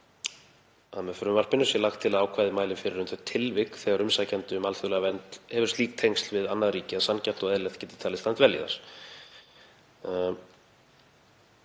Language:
Icelandic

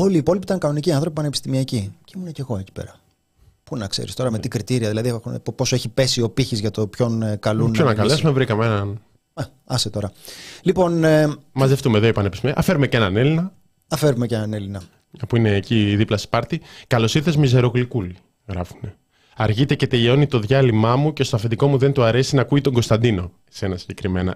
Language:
Greek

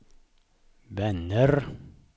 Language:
Swedish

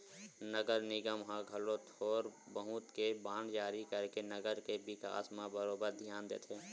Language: Chhattisgarhi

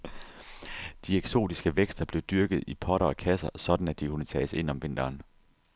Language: Danish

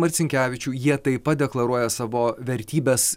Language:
Lithuanian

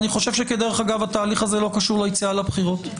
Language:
Hebrew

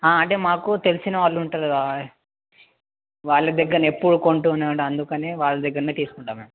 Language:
Telugu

